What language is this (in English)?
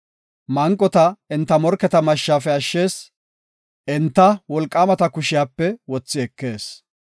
Gofa